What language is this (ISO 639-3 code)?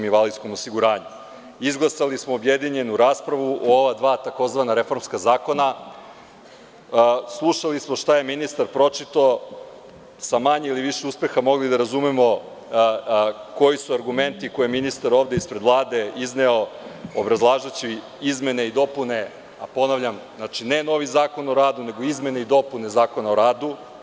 srp